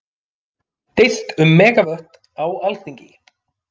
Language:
Icelandic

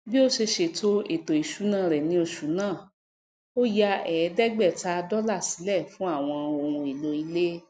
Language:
Yoruba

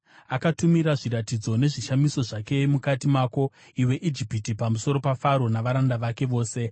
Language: Shona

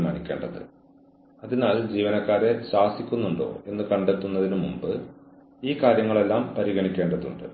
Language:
Malayalam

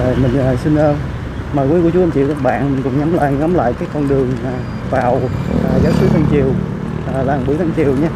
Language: Vietnamese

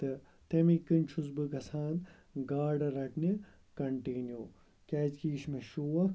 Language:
Kashmiri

